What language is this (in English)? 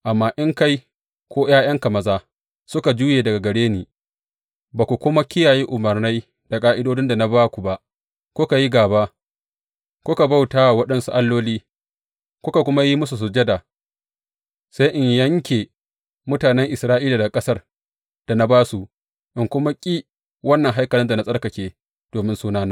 Hausa